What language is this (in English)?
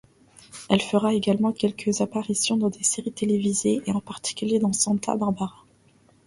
French